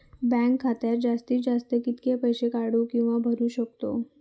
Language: Marathi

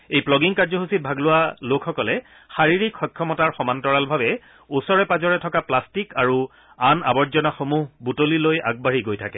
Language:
Assamese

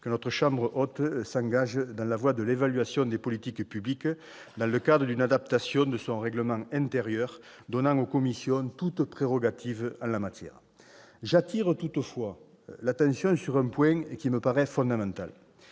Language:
French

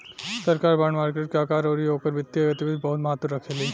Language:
Bhojpuri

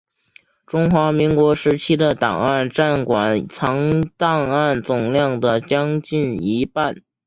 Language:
Chinese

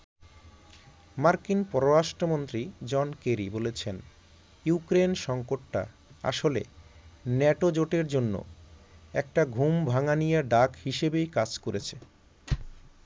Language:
Bangla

